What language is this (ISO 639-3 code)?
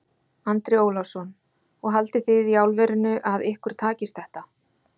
isl